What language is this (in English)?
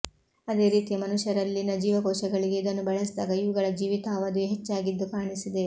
Kannada